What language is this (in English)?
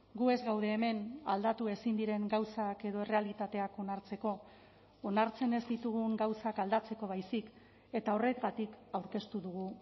Basque